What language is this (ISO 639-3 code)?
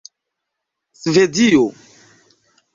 epo